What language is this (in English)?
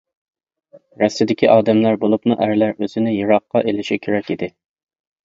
Uyghur